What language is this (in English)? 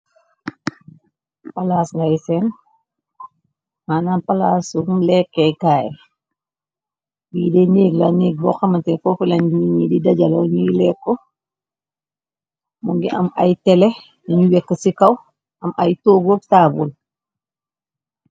Wolof